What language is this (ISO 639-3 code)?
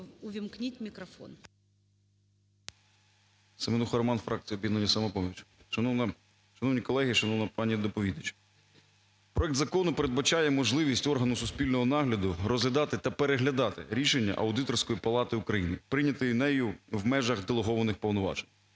ukr